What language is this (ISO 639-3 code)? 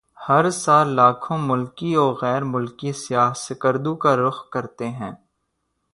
urd